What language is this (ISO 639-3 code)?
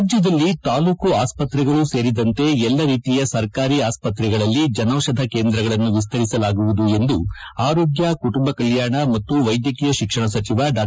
kan